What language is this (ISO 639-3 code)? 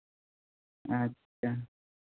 sat